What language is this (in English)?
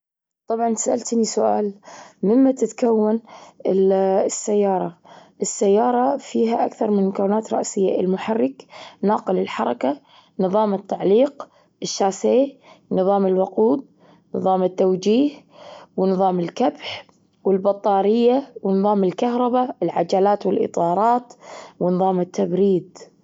Gulf Arabic